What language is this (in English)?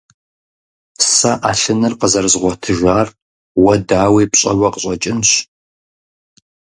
Kabardian